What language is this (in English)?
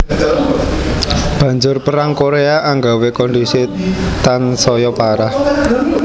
Javanese